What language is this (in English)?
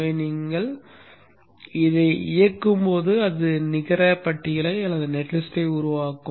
Tamil